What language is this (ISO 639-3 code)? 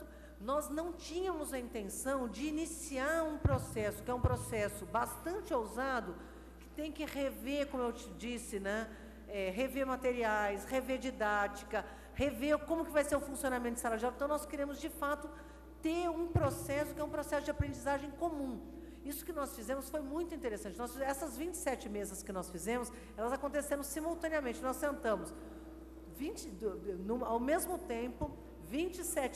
por